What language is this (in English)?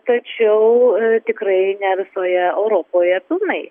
Lithuanian